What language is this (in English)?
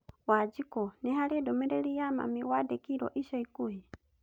Kikuyu